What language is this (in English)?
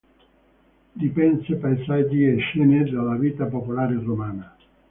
Italian